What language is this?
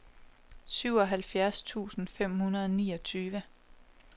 Danish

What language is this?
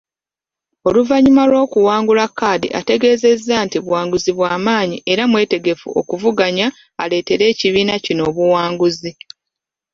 Ganda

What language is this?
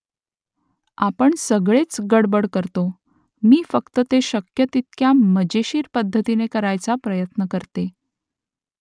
Marathi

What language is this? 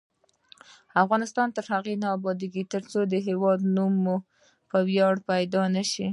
Pashto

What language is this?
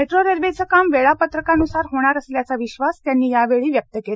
Marathi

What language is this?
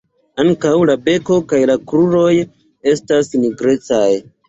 Esperanto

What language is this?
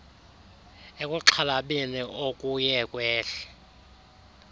Xhosa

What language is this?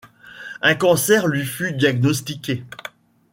French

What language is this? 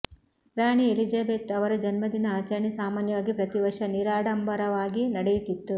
Kannada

